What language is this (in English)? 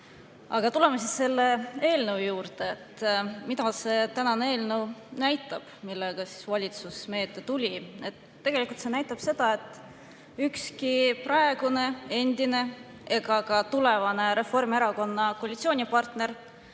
Estonian